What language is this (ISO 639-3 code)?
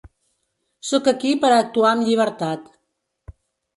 cat